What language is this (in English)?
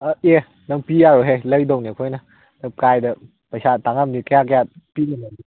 Manipuri